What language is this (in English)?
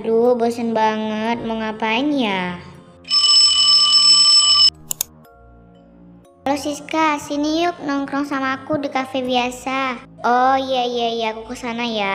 Indonesian